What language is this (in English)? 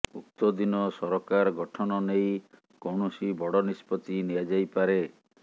Odia